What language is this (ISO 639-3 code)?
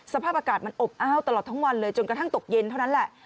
tha